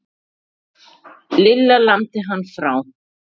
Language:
Icelandic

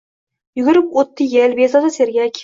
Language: Uzbek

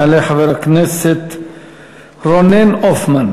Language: Hebrew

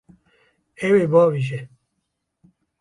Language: Kurdish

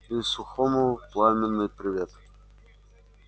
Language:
Russian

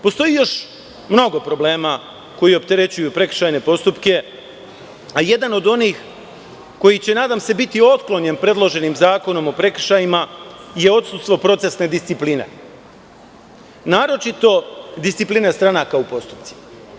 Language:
Serbian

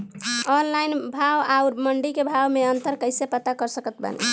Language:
Bhojpuri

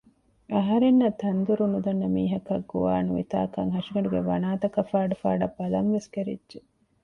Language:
Divehi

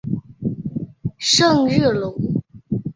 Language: Chinese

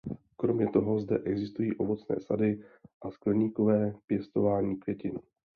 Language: Czech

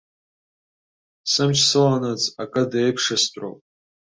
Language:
Abkhazian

